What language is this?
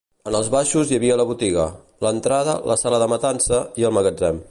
Catalan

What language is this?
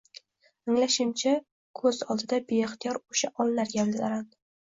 Uzbek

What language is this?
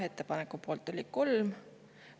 Estonian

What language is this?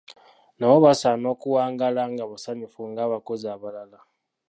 Ganda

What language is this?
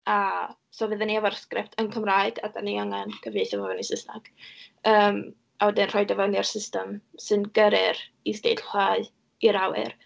Welsh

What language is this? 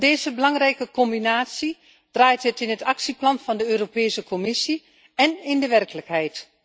Dutch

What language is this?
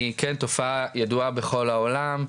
Hebrew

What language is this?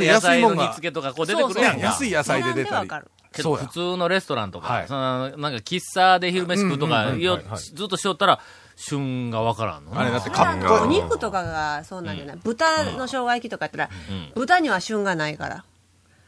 Japanese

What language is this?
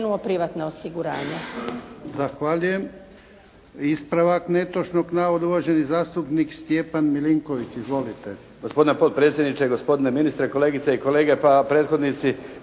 Croatian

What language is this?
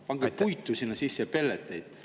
Estonian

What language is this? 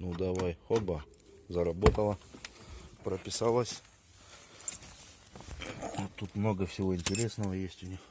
Russian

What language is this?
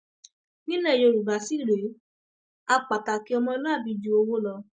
Yoruba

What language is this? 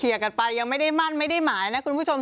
Thai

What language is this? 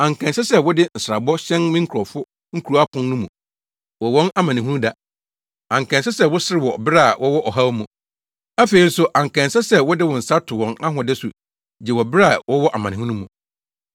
Akan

